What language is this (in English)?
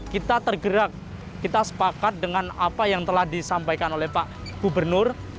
Indonesian